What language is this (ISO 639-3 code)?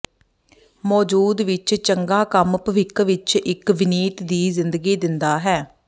pan